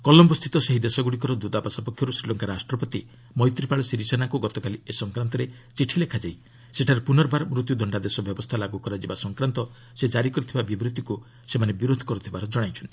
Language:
Odia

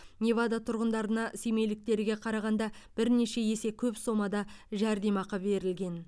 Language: Kazakh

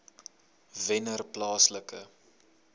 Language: Afrikaans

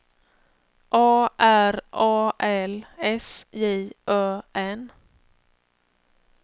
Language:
Swedish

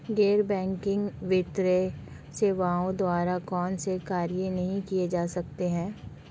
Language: Hindi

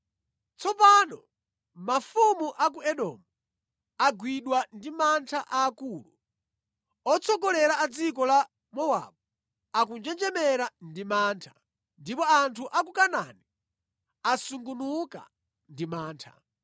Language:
Nyanja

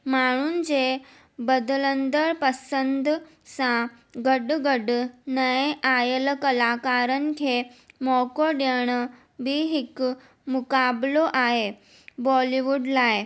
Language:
Sindhi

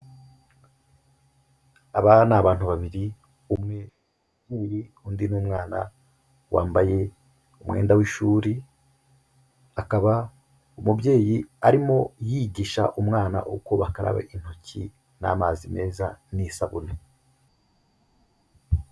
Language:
Kinyarwanda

